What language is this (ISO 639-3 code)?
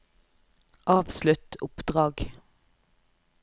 nor